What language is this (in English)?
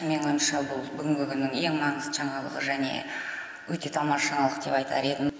Kazakh